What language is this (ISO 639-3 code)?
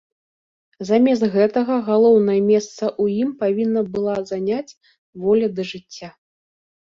bel